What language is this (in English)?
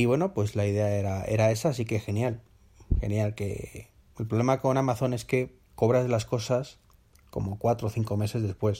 Spanish